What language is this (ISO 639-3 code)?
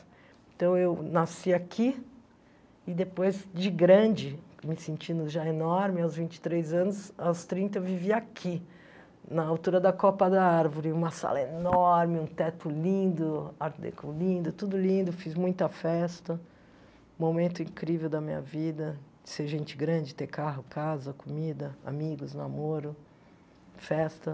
por